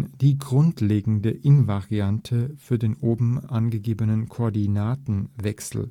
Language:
German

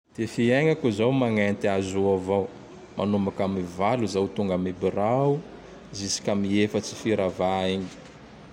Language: Tandroy-Mahafaly Malagasy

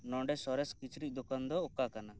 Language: Santali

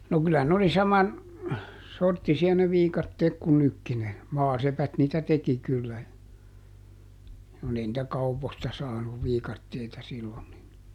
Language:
Finnish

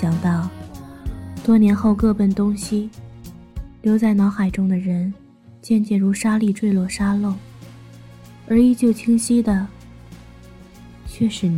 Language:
Chinese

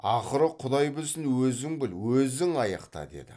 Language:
Kazakh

